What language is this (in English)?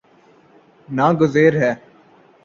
Urdu